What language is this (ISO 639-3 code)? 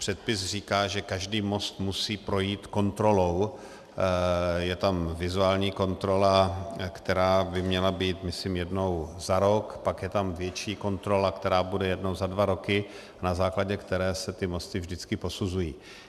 ces